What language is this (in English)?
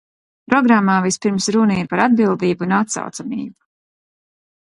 Latvian